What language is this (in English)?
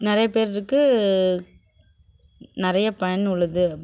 Tamil